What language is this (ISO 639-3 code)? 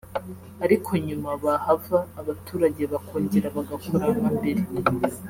kin